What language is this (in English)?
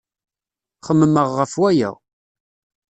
Kabyle